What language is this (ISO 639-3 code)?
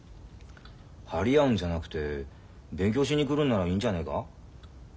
jpn